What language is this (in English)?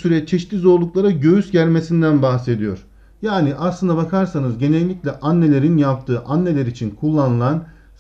Turkish